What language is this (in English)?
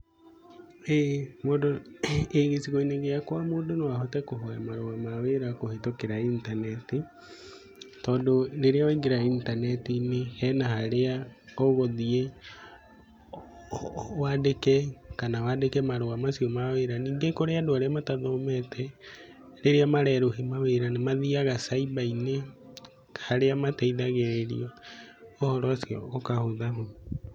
Kikuyu